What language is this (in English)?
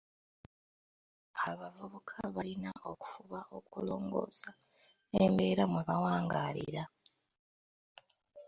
Ganda